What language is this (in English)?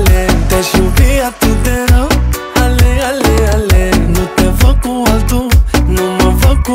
Romanian